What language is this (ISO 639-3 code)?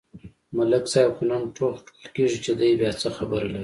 pus